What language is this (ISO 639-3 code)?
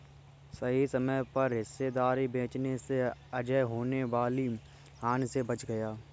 hin